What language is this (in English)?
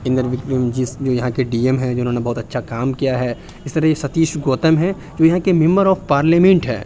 Urdu